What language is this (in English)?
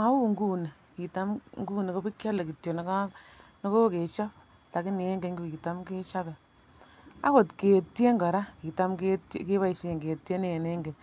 Kalenjin